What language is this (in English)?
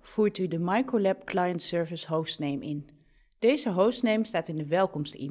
Dutch